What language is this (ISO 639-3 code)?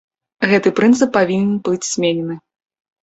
bel